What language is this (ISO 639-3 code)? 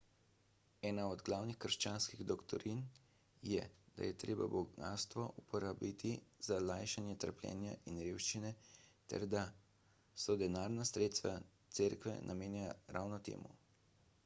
slv